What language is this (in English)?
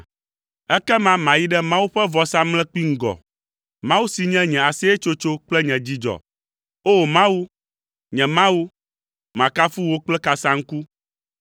Ewe